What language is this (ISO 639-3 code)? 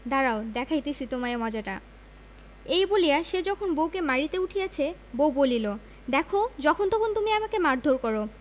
ben